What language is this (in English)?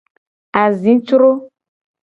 Gen